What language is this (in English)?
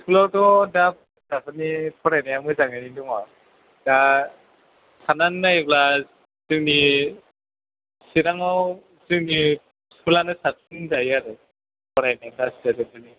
Bodo